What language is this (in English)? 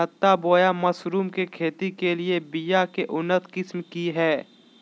Magahi